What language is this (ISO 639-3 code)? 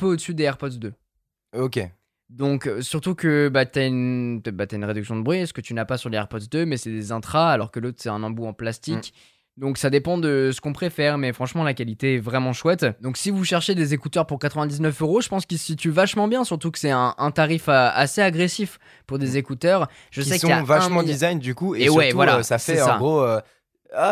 fra